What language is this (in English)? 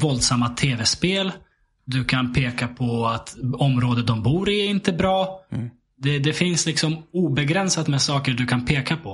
Swedish